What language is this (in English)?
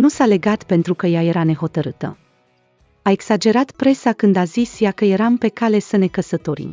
Romanian